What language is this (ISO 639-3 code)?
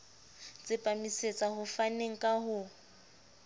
sot